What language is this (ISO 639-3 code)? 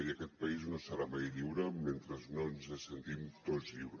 cat